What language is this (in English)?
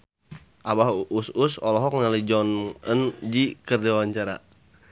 Sundanese